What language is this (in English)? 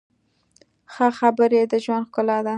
Pashto